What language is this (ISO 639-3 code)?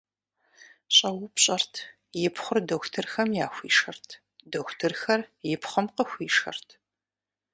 kbd